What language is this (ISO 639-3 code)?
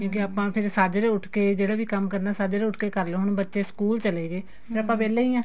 pan